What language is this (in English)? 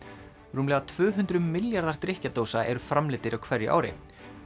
Icelandic